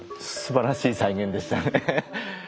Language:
Japanese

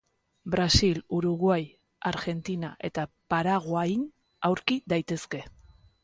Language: Basque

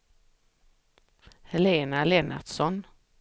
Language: Swedish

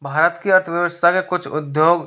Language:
Hindi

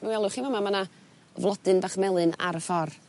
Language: Welsh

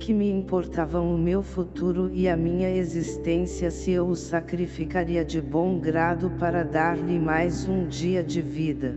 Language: Portuguese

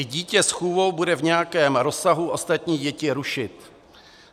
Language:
Czech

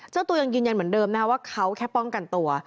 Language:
Thai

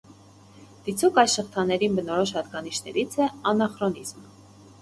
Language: Armenian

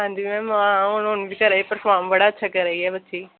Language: Dogri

